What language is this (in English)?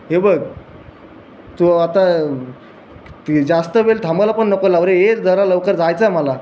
Marathi